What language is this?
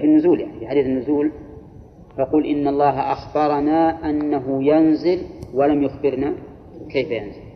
Arabic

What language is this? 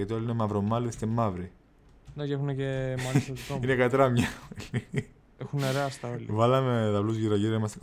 Greek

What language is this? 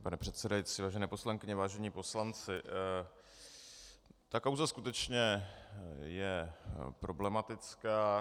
Czech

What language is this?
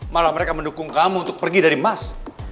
Indonesian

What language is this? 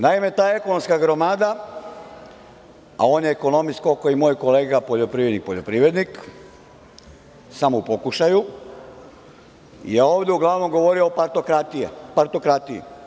Serbian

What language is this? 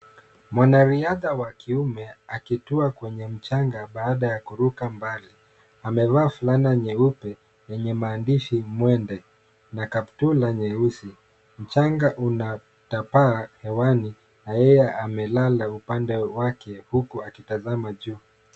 Swahili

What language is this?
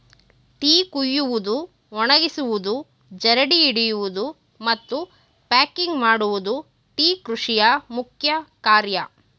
Kannada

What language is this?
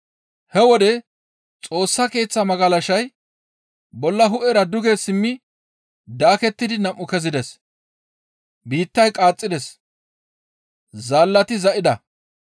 Gamo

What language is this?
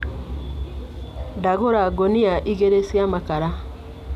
Kikuyu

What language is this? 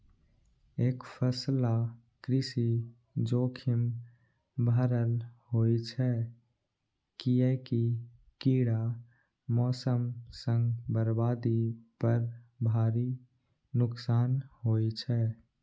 Maithili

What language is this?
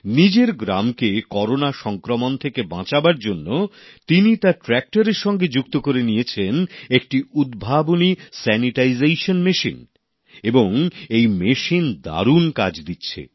Bangla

